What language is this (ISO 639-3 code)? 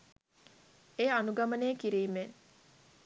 sin